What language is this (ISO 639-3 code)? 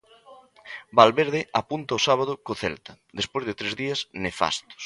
glg